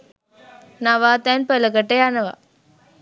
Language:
Sinhala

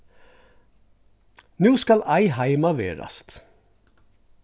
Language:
Faroese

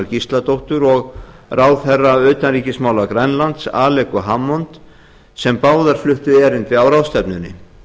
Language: Icelandic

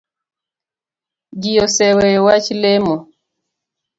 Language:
Luo (Kenya and Tanzania)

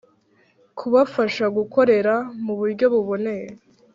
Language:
Kinyarwanda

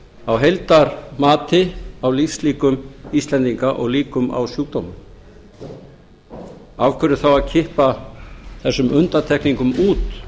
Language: Icelandic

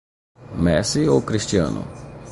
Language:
Portuguese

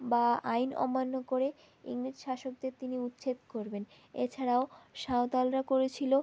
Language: Bangla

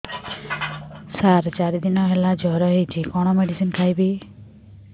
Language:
Odia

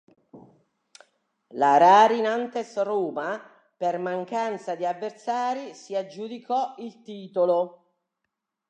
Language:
Italian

